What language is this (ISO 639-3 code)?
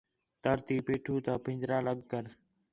xhe